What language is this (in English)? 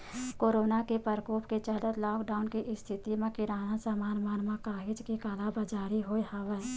Chhattisgarhi